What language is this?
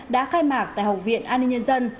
Vietnamese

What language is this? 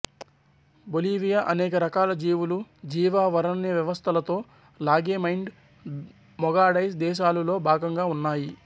Telugu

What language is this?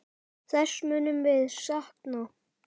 Icelandic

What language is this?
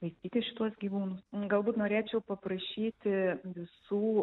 Lithuanian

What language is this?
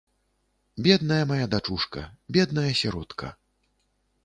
Belarusian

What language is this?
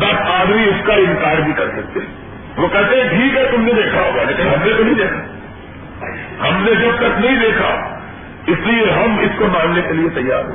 Urdu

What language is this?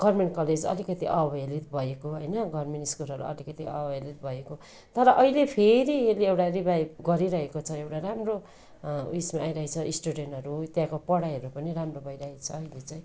Nepali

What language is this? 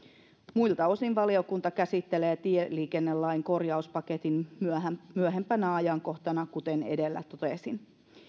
Finnish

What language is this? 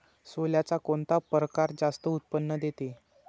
Marathi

